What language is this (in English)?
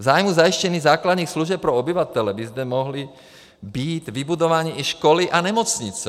Czech